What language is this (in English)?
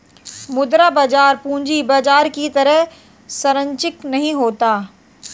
Hindi